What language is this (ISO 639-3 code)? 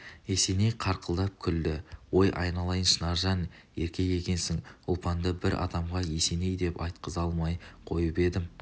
kaz